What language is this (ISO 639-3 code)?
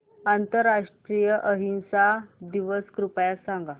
mar